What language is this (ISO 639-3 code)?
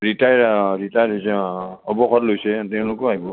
asm